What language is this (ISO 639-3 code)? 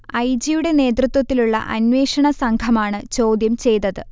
mal